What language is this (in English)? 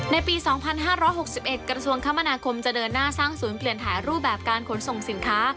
Thai